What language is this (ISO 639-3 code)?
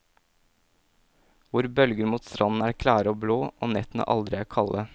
nor